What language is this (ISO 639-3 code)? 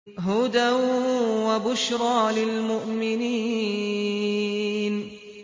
ara